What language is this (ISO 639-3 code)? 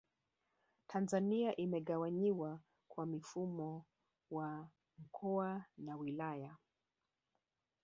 swa